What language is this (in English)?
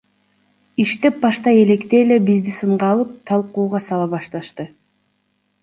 Kyrgyz